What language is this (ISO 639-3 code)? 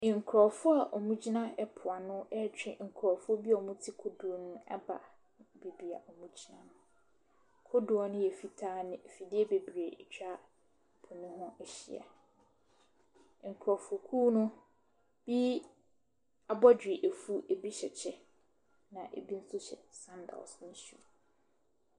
aka